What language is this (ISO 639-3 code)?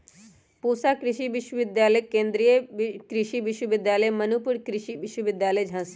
mag